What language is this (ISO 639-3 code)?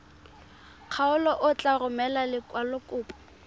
tsn